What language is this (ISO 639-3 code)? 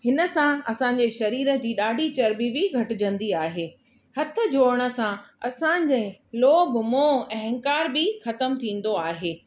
snd